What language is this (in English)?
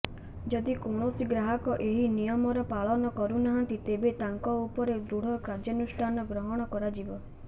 Odia